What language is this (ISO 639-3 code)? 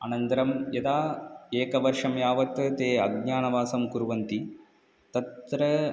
san